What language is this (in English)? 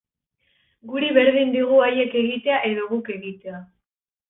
Basque